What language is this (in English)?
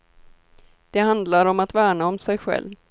Swedish